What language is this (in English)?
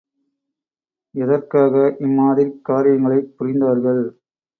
Tamil